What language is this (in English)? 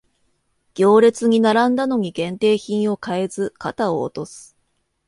Japanese